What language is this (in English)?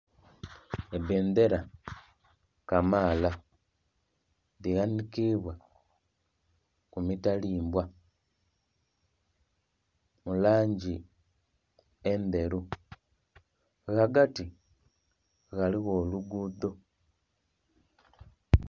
Soga